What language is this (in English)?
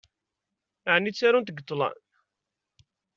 Kabyle